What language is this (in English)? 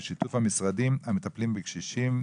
Hebrew